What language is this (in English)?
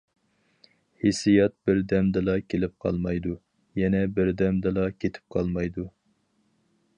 Uyghur